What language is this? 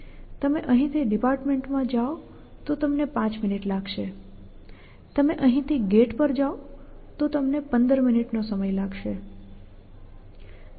Gujarati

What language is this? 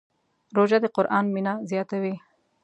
Pashto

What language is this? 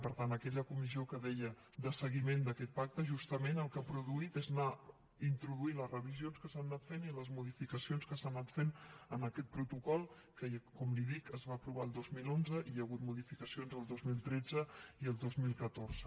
Catalan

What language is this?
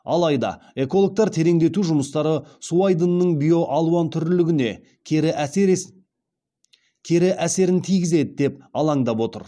Kazakh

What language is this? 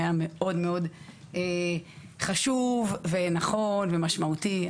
Hebrew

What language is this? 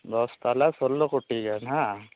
Santali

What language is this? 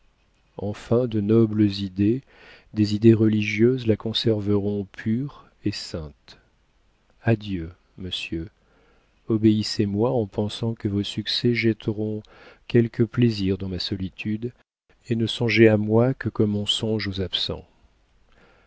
French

